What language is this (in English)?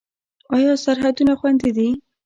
Pashto